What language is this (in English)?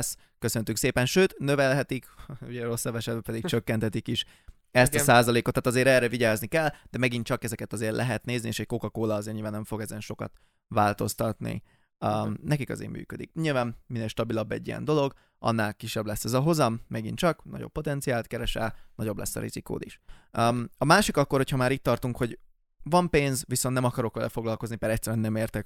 Hungarian